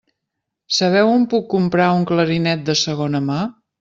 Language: Catalan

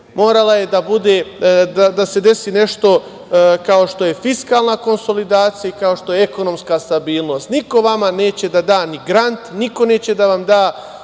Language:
Serbian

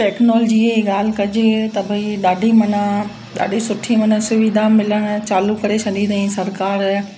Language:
Sindhi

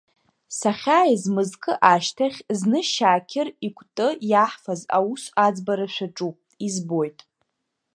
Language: Abkhazian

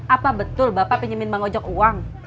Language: Indonesian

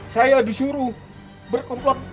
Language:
Indonesian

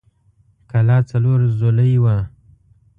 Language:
Pashto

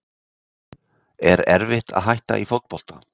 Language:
Icelandic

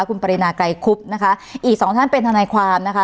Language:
Thai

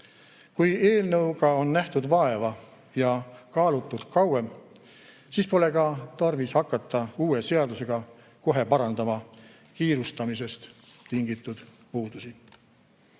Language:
Estonian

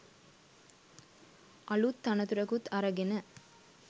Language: Sinhala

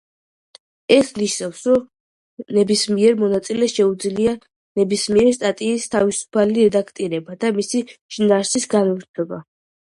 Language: Georgian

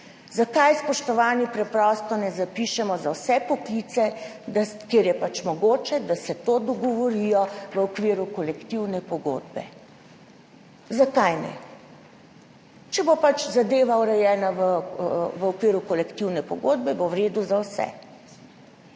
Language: Slovenian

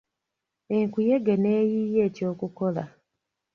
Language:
Ganda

